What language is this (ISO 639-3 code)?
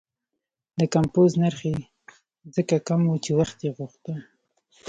pus